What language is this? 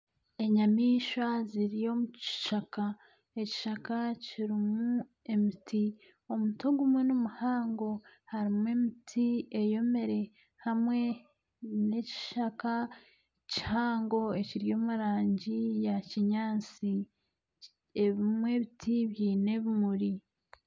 Nyankole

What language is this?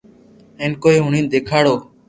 Loarki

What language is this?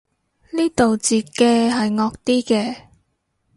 Cantonese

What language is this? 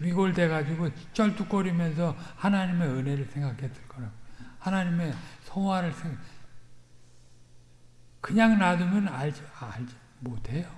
Korean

